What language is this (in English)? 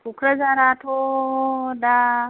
Bodo